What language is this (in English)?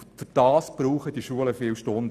Swiss German